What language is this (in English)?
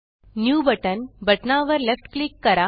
Marathi